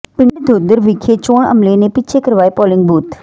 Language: Punjabi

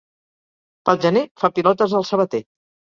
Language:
Catalan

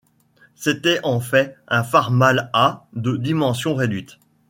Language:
French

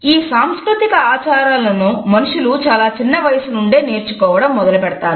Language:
Telugu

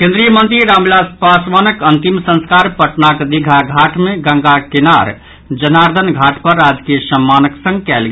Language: Maithili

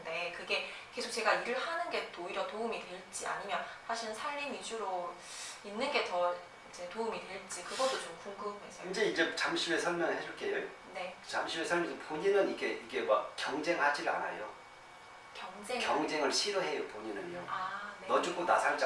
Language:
Korean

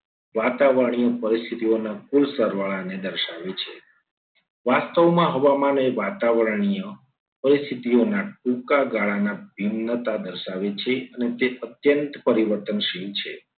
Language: Gujarati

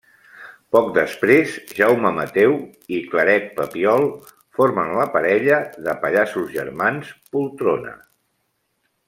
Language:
Catalan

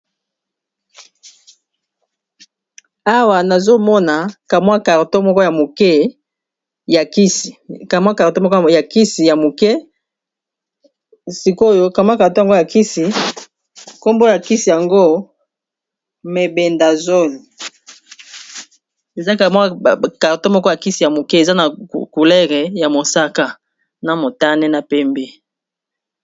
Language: Lingala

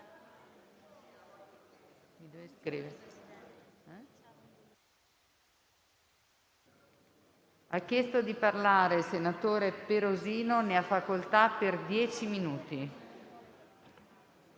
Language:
Italian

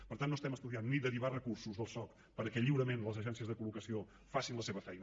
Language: Catalan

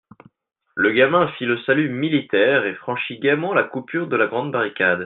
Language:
French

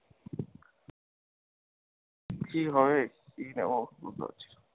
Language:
Bangla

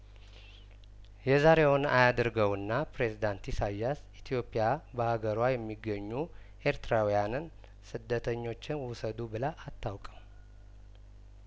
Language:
Amharic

